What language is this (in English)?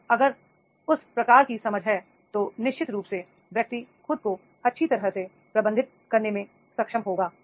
Hindi